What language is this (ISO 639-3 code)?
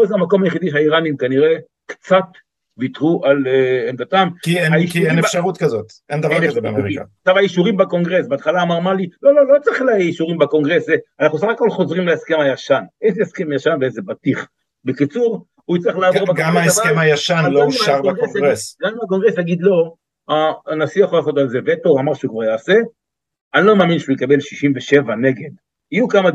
heb